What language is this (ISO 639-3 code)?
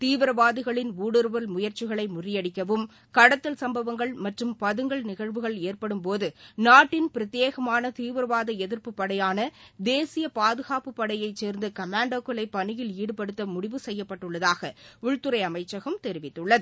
tam